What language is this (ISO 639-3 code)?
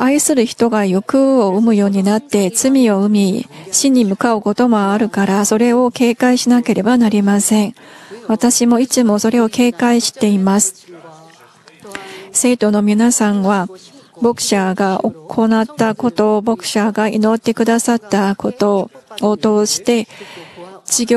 jpn